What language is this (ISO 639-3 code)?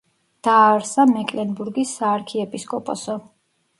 kat